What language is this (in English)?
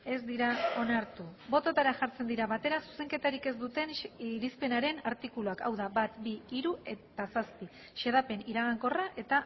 Basque